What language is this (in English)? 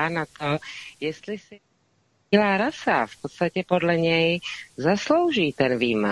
Czech